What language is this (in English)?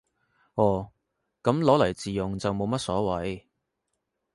Cantonese